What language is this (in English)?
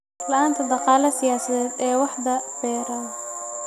Somali